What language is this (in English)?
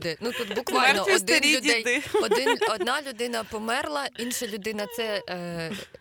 Ukrainian